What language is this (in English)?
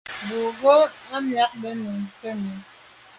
Medumba